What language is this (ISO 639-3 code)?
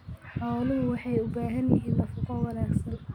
som